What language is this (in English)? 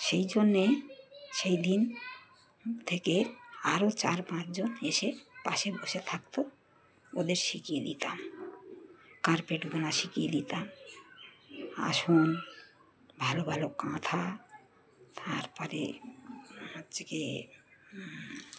Bangla